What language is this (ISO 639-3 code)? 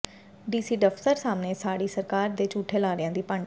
pan